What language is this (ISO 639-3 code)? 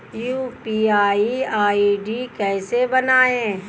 hin